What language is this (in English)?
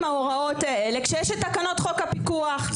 Hebrew